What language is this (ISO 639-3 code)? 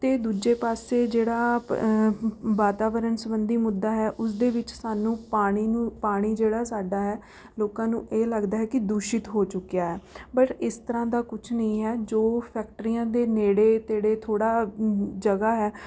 pan